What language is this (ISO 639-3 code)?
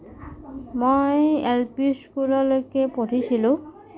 asm